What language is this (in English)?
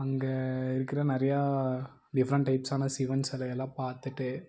Tamil